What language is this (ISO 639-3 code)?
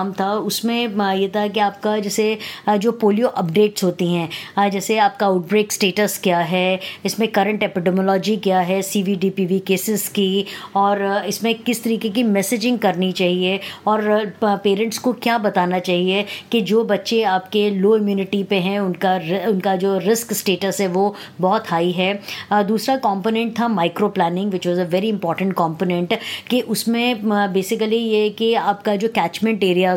hin